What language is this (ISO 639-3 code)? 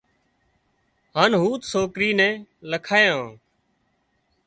kxp